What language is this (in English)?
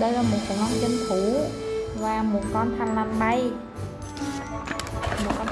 Vietnamese